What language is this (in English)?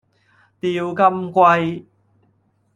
Cantonese